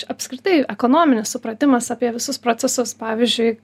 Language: Lithuanian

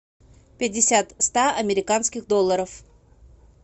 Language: Russian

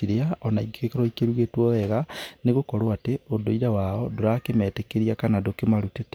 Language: Kikuyu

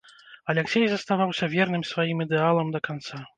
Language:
Belarusian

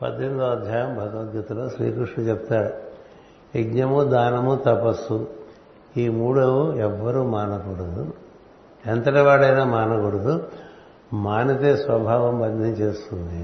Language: Telugu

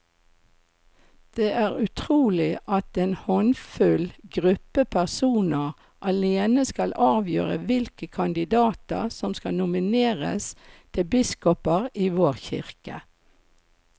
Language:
Norwegian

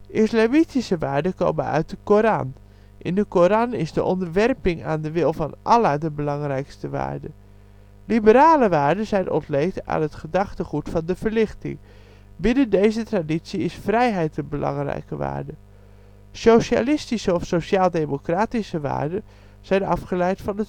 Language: Dutch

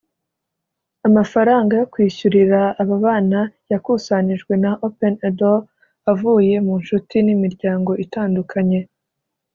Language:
Kinyarwanda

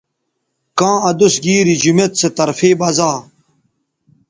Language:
Bateri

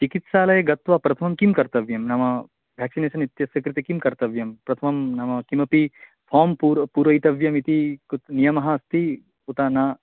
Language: Sanskrit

